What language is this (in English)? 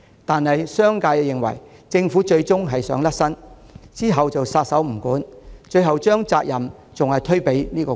Cantonese